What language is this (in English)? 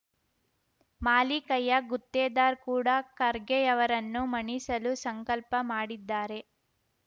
Kannada